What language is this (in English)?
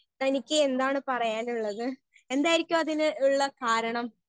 Malayalam